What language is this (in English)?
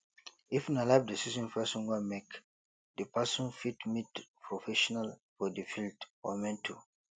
Nigerian Pidgin